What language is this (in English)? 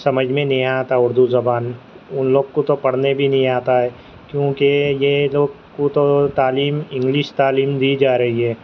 Urdu